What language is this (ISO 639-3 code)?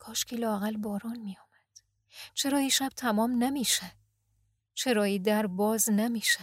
fas